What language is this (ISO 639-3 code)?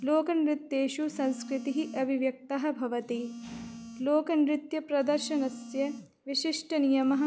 san